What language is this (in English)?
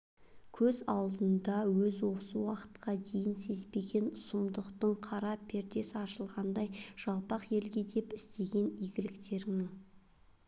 Kazakh